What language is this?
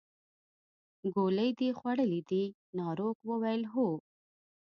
Pashto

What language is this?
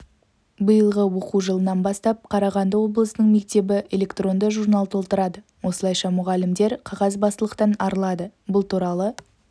Kazakh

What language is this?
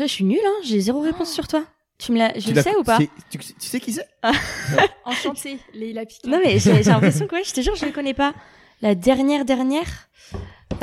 French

